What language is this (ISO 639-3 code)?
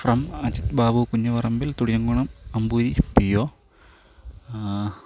mal